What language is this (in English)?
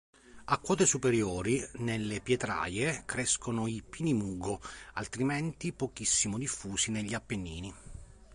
Italian